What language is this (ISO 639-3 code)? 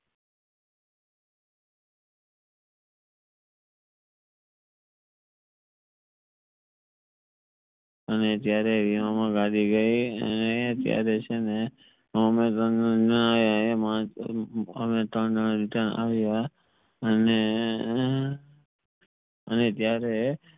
guj